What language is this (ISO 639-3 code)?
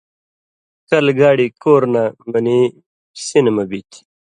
mvy